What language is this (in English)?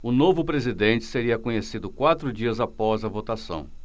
Portuguese